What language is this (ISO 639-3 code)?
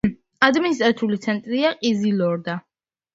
kat